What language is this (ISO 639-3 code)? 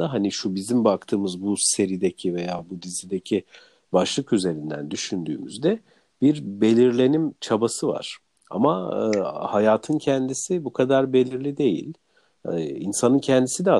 tur